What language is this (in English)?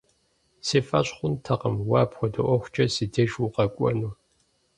Kabardian